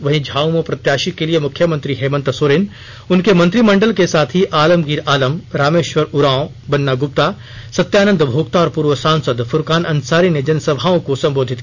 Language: Hindi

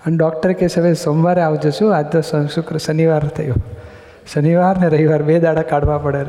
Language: Gujarati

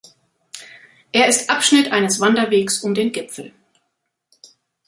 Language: German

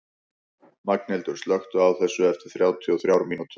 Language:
Icelandic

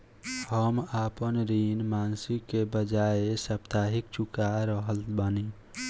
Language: Bhojpuri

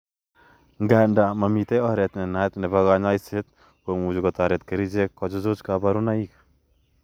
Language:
Kalenjin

